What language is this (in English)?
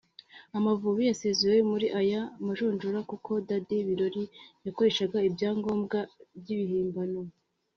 Kinyarwanda